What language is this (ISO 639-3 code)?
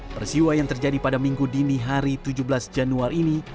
ind